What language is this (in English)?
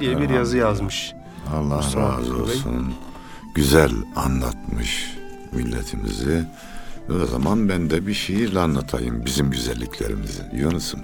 Turkish